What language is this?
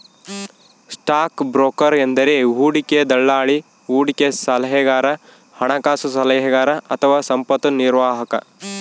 Kannada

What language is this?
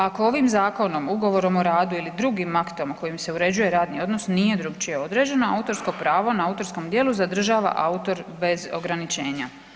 Croatian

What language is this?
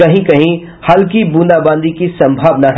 Hindi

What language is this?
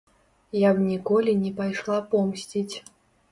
Belarusian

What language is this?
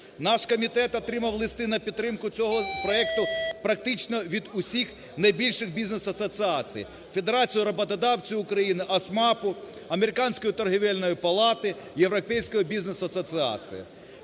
Ukrainian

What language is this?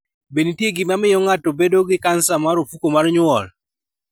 Luo (Kenya and Tanzania)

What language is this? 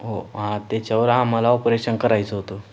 Marathi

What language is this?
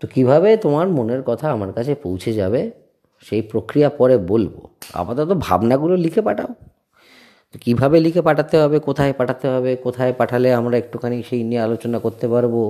Bangla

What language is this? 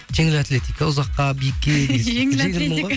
Kazakh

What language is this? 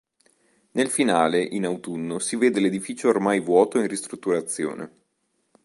Italian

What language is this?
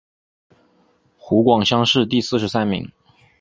Chinese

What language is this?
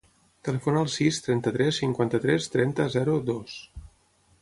Catalan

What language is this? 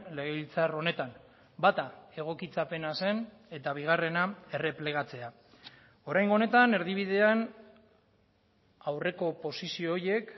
Basque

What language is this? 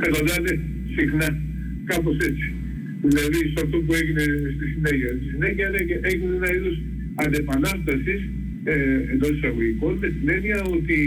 Greek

